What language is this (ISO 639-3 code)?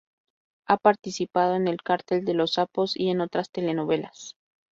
spa